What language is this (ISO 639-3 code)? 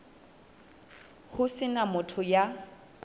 sot